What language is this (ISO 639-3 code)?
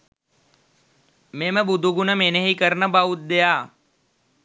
sin